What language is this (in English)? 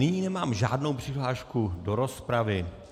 Czech